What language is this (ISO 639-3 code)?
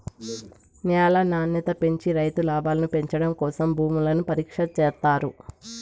tel